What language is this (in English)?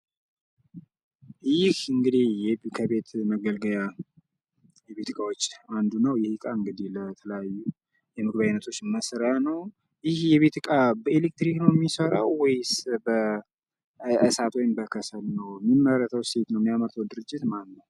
Amharic